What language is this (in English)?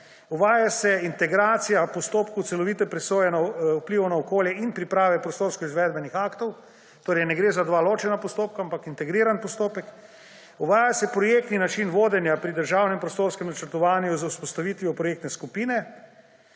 Slovenian